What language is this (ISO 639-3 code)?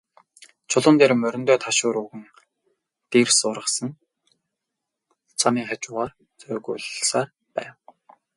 mon